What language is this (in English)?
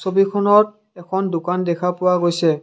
Assamese